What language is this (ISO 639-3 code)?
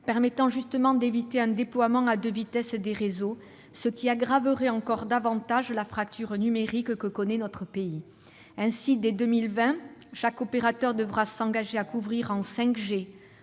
fra